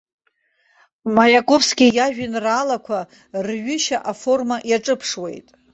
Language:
Abkhazian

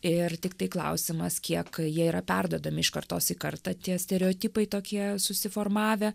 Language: Lithuanian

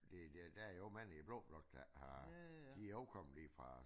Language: Danish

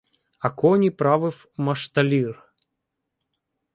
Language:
Ukrainian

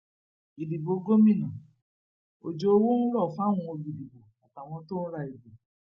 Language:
Yoruba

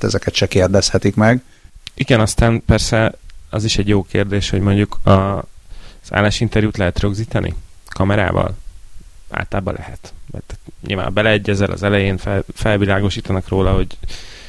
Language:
Hungarian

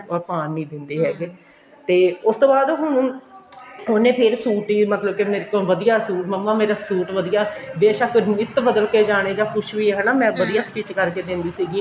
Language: Punjabi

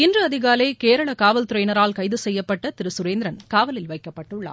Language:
Tamil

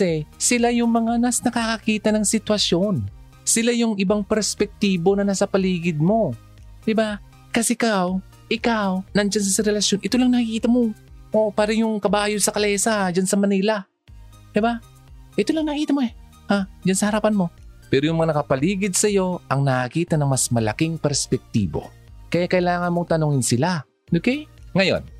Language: Filipino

